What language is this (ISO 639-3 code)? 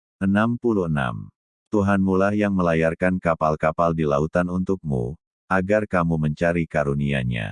ind